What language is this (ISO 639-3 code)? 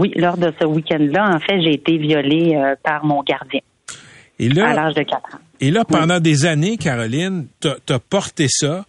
fra